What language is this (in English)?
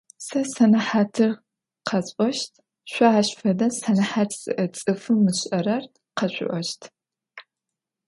Adyghe